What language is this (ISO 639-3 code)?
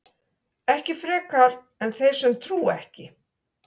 isl